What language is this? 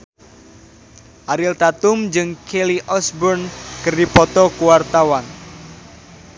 Sundanese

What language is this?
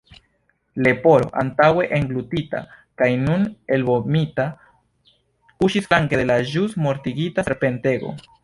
Esperanto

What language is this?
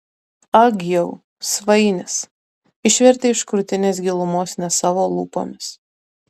Lithuanian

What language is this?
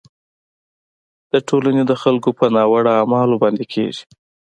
Pashto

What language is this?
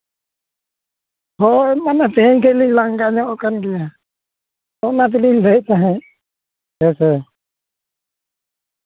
Santali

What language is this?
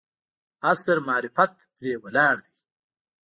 Pashto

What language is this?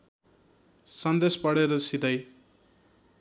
Nepali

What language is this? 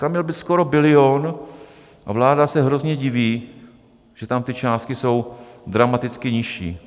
Czech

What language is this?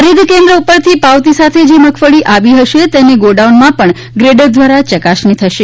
Gujarati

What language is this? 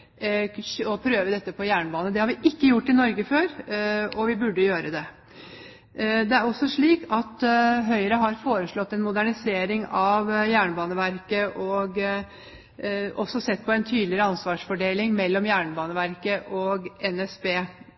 Norwegian Bokmål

